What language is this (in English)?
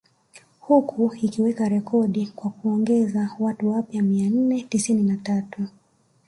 Swahili